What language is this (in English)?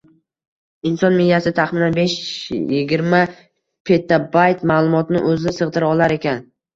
Uzbek